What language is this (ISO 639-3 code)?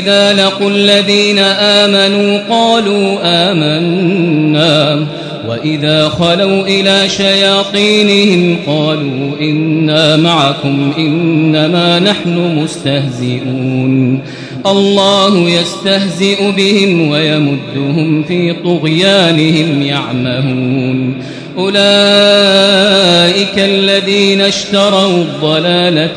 ara